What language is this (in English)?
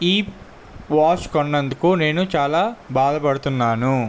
Telugu